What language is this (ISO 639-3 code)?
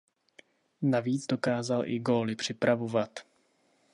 ces